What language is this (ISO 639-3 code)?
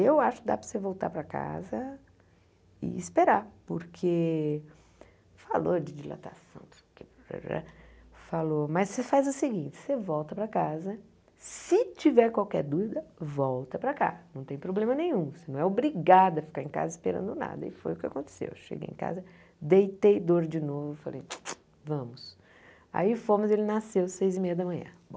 por